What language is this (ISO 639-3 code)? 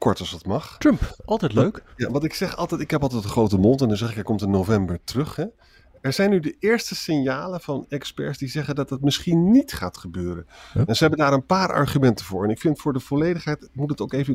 nld